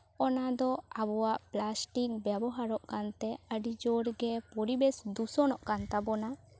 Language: Santali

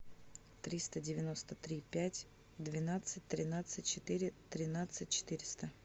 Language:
Russian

